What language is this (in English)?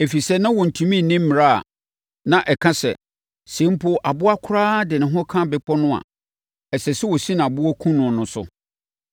Akan